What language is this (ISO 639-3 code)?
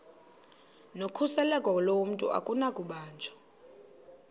xho